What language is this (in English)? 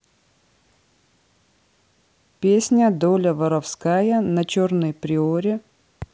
Russian